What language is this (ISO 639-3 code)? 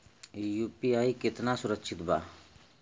bho